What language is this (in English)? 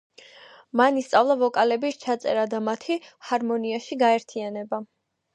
Georgian